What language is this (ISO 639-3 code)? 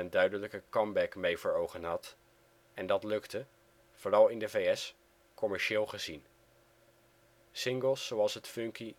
nld